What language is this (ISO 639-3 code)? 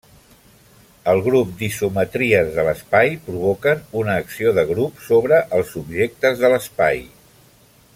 cat